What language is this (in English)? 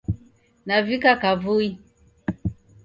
Taita